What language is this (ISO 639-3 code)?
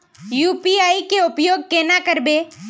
mag